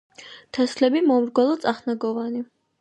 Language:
Georgian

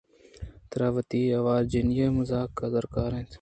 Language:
Eastern Balochi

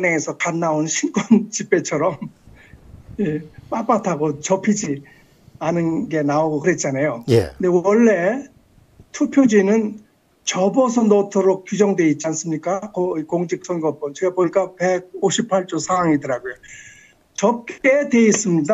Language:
Korean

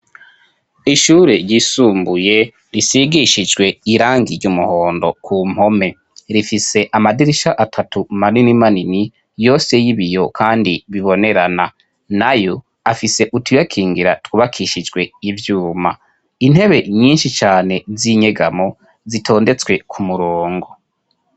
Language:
Rundi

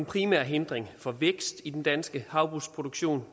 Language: Danish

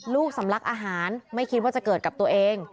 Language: Thai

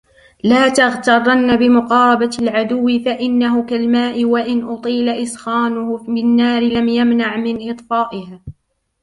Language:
Arabic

